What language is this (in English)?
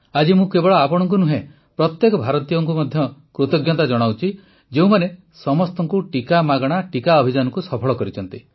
Odia